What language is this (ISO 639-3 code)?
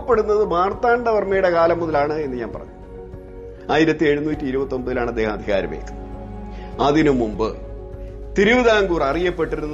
mal